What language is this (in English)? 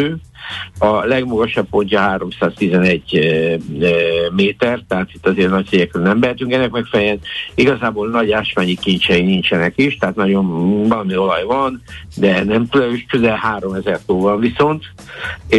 Hungarian